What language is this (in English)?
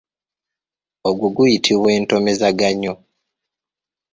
Ganda